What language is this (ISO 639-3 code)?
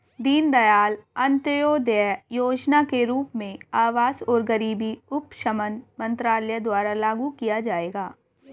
hin